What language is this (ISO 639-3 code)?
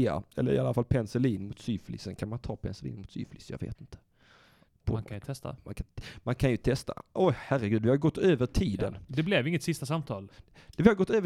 swe